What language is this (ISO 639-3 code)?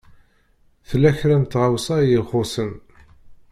kab